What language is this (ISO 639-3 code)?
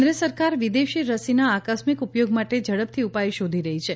guj